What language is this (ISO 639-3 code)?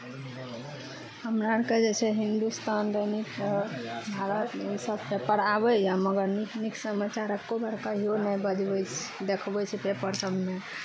mai